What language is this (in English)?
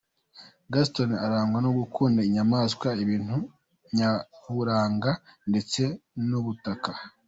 Kinyarwanda